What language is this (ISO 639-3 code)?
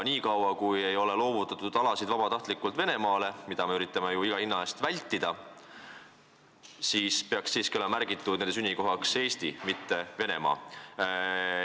est